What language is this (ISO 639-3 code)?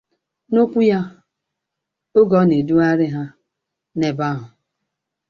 ibo